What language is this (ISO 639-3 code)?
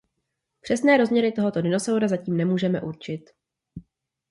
ces